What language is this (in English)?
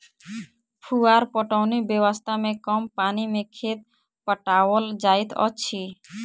Maithili